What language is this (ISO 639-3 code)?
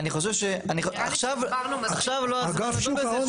heb